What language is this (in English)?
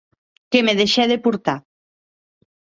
Occitan